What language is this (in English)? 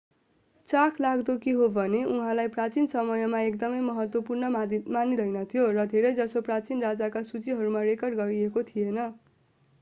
Nepali